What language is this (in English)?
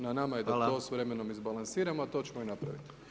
Croatian